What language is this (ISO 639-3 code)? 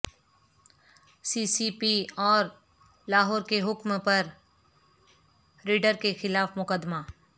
urd